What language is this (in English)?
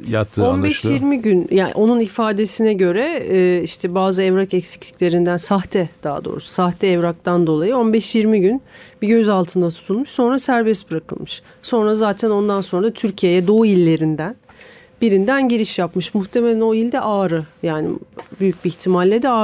Turkish